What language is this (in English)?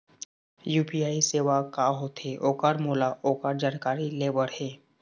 Chhattisgarhi